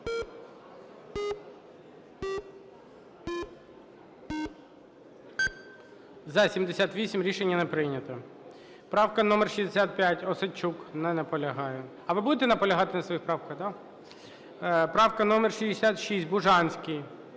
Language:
Ukrainian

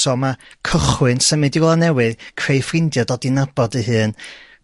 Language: Welsh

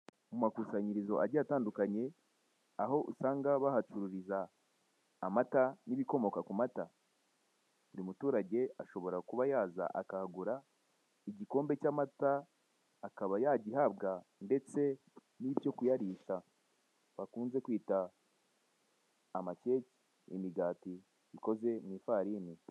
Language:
Kinyarwanda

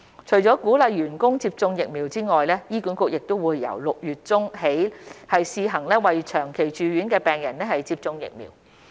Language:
Cantonese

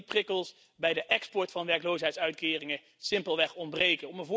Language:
Dutch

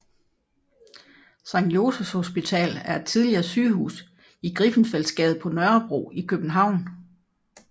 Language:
Danish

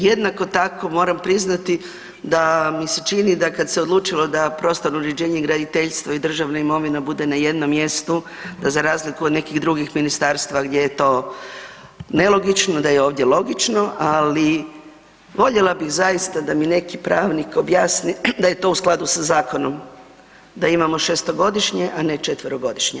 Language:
Croatian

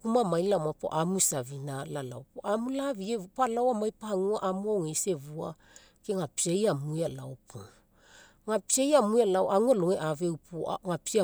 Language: Mekeo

